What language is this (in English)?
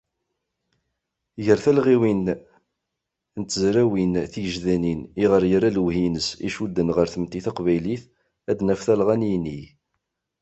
Kabyle